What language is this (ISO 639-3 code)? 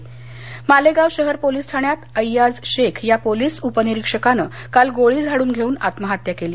mar